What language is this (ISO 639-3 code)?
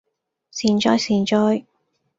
yue